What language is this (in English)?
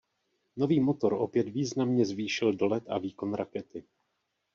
Czech